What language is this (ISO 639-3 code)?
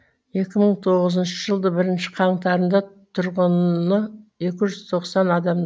kaz